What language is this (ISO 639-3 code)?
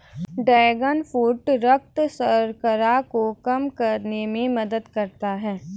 hin